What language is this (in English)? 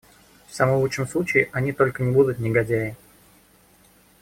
Russian